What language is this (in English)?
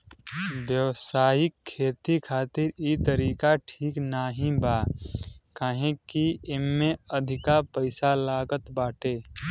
Bhojpuri